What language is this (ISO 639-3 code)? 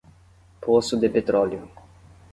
por